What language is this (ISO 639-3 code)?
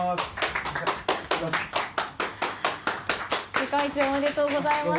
jpn